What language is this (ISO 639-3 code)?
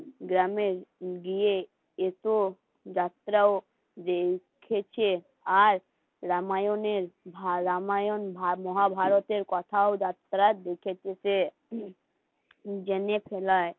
ben